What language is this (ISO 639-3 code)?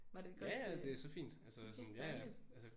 dan